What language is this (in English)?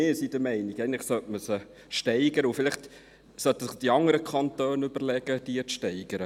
Swiss German